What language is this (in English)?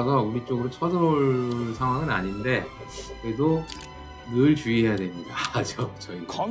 Korean